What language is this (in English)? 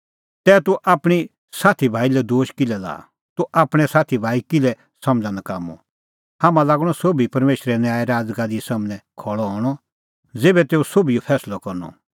Kullu Pahari